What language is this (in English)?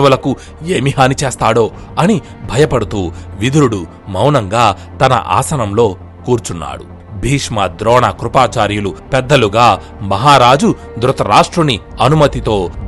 Telugu